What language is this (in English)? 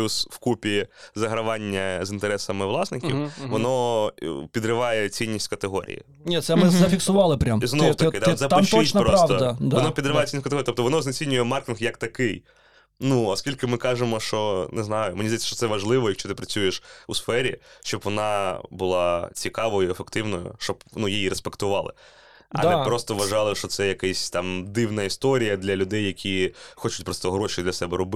Ukrainian